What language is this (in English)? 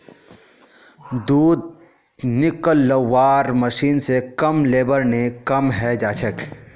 Magahi